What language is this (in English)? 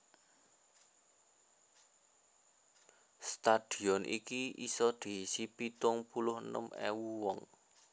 Javanese